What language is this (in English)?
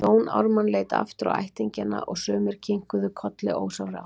Icelandic